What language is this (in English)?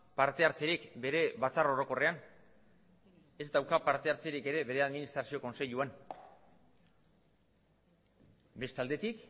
Basque